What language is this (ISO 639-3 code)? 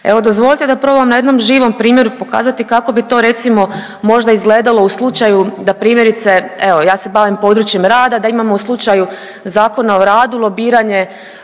hrv